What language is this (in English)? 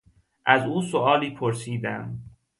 Persian